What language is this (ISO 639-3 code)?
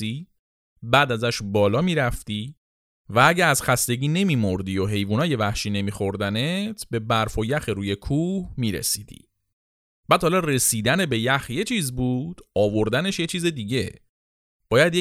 fas